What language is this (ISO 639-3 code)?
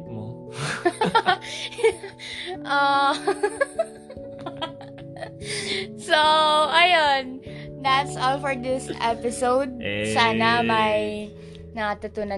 fil